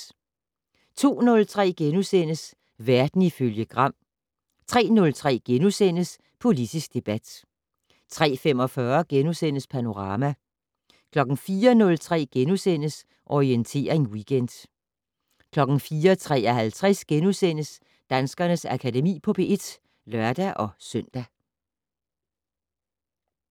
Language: Danish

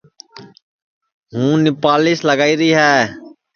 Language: Sansi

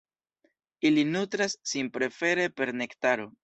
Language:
Esperanto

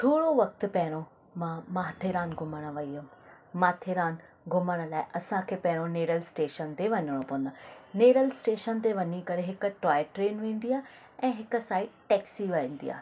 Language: Sindhi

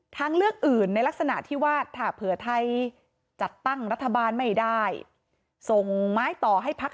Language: Thai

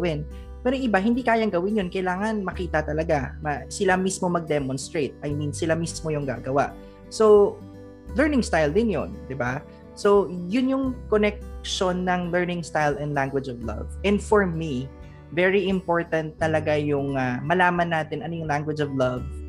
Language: Filipino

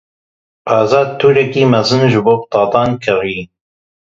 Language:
Kurdish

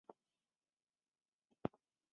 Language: Chinese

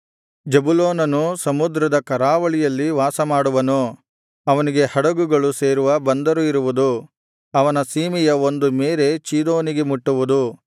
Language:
Kannada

